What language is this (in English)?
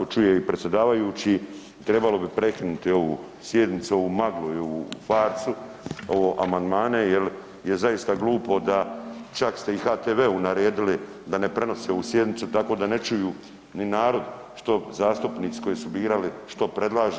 Croatian